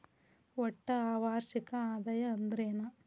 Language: Kannada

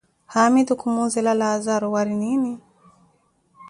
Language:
Koti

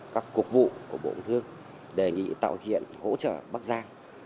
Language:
Vietnamese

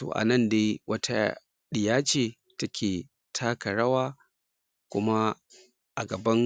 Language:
Hausa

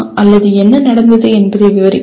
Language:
Tamil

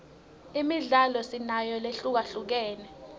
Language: Swati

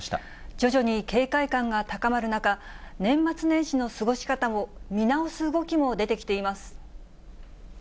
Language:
Japanese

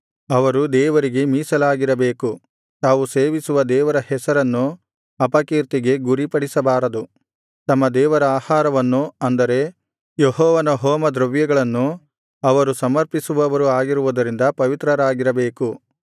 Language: Kannada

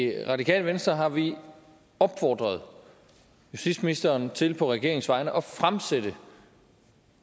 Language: Danish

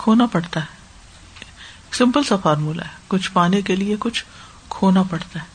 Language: Urdu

